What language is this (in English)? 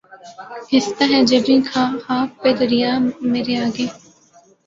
Urdu